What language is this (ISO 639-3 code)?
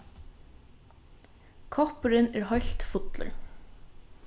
fao